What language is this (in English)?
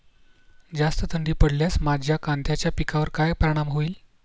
Marathi